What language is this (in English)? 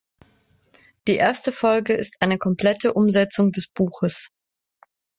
German